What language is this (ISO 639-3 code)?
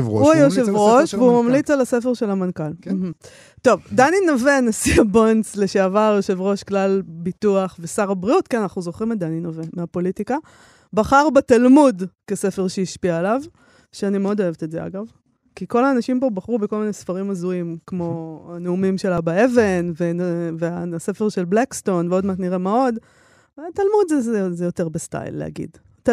heb